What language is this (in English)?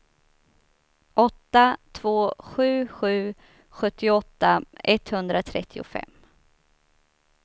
Swedish